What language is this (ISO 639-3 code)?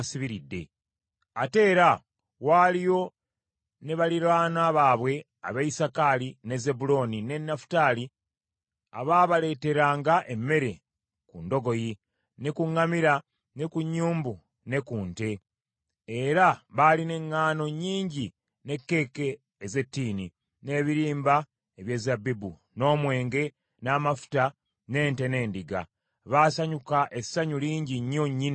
lug